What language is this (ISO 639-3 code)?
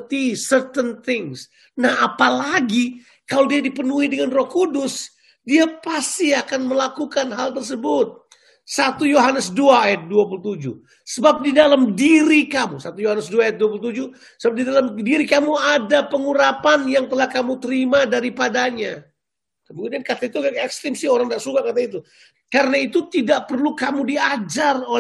ind